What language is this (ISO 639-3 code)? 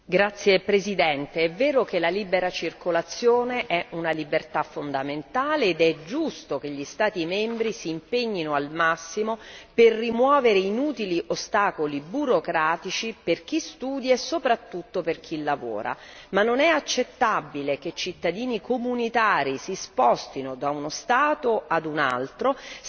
ita